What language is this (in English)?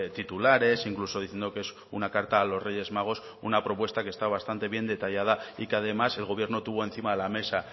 Spanish